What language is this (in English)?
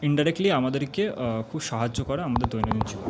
Bangla